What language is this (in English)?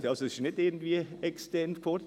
Swiss German